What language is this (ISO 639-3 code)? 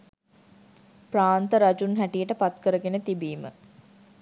sin